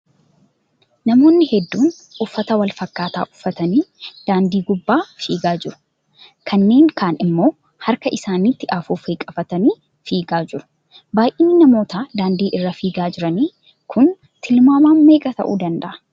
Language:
Oromo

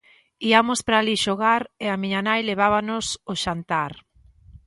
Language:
Galician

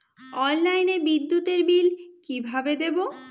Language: Bangla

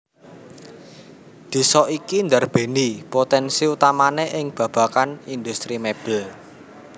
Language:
Javanese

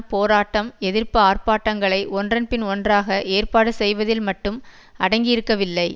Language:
Tamil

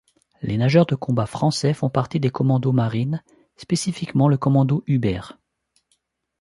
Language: French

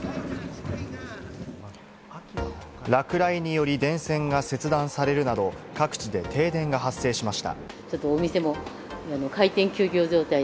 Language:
Japanese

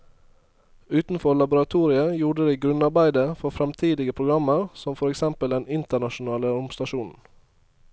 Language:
Norwegian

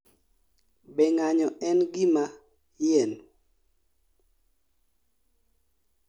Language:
Luo (Kenya and Tanzania)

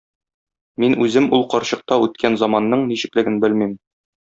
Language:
Tatar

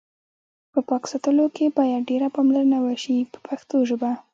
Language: Pashto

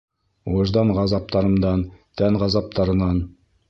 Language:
Bashkir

